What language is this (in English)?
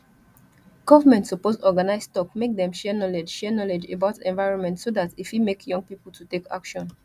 Nigerian Pidgin